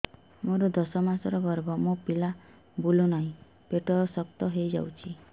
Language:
Odia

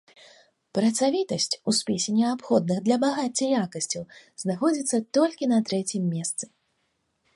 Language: Belarusian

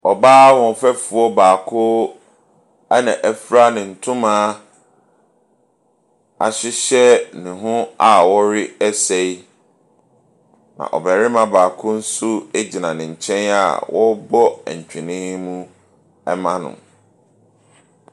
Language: Akan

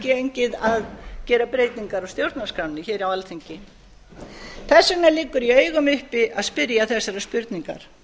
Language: Icelandic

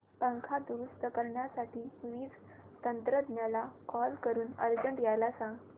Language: Marathi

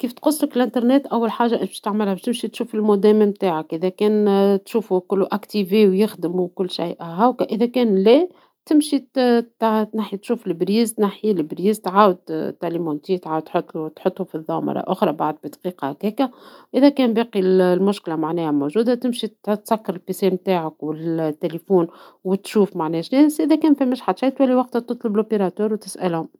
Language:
Tunisian Arabic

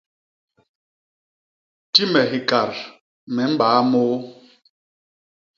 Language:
Basaa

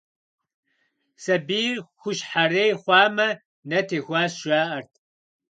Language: Kabardian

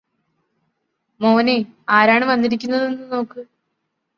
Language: Malayalam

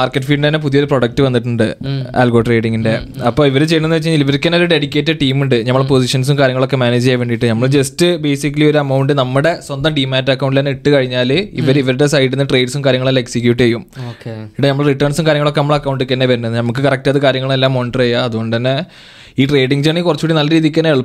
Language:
Malayalam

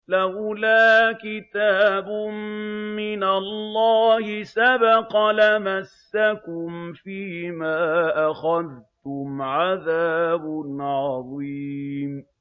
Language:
Arabic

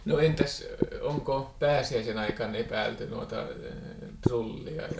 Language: Finnish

